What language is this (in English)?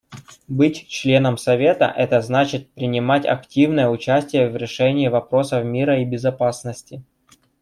Russian